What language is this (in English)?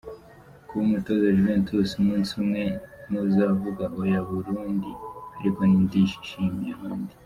Kinyarwanda